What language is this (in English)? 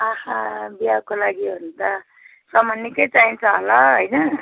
Nepali